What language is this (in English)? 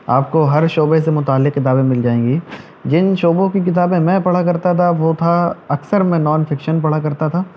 Urdu